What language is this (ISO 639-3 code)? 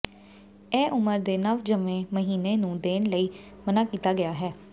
pan